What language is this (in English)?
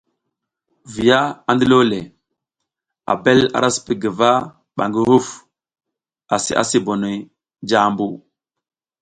South Giziga